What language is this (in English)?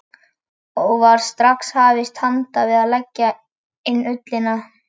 Icelandic